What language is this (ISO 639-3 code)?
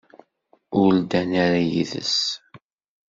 kab